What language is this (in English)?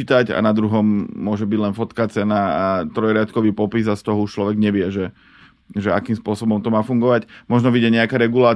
Slovak